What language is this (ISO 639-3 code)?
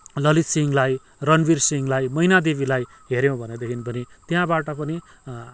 nep